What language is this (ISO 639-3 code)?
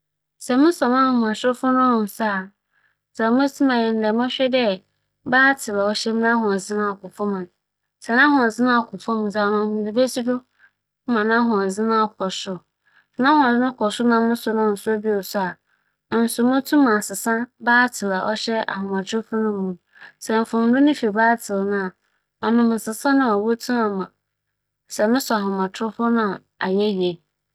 aka